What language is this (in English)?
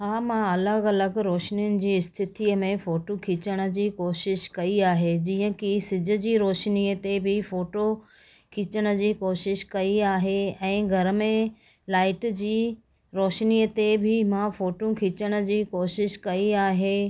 Sindhi